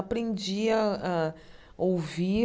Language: Portuguese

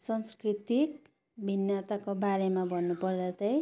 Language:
Nepali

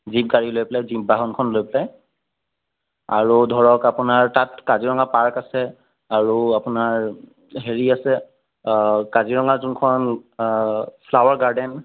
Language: Assamese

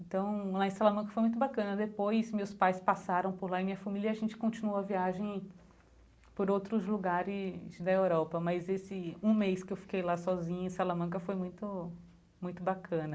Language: Portuguese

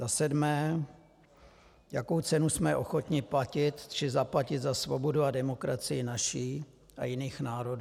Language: Czech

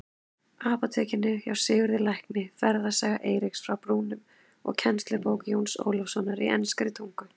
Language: Icelandic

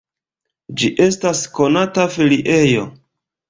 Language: Esperanto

